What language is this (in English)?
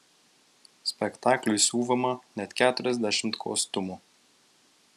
Lithuanian